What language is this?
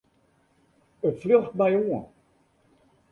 Western Frisian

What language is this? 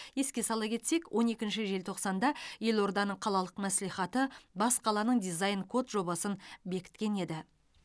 Kazakh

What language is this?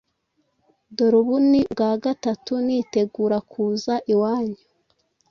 Kinyarwanda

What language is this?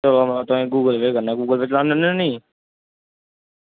Dogri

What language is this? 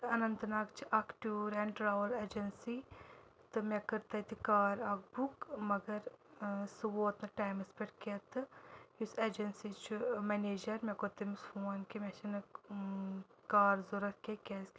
Kashmiri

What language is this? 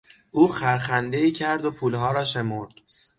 Persian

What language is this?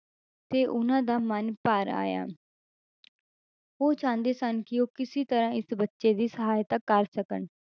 Punjabi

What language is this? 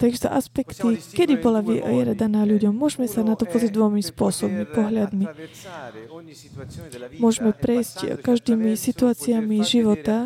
Slovak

